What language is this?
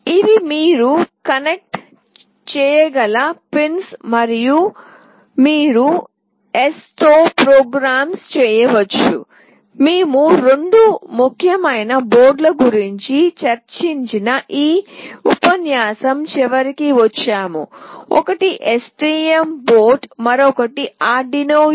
Telugu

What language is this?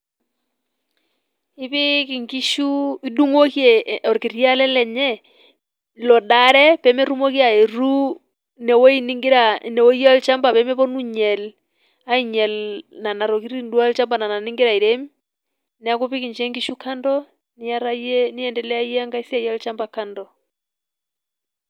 Masai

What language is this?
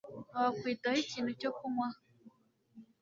Kinyarwanda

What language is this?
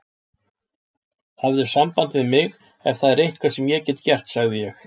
Icelandic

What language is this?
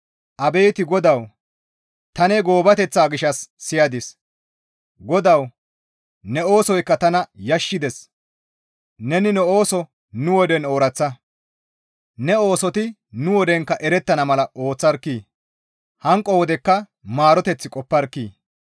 Gamo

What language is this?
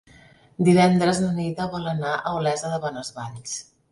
Catalan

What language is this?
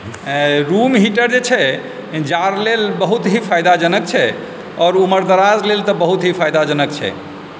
Maithili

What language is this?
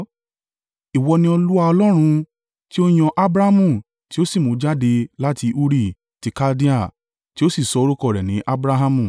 Yoruba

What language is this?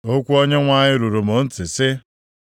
Igbo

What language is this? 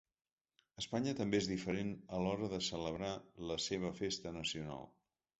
Catalan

